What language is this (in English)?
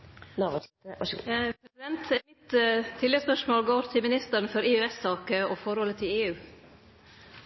Norwegian Nynorsk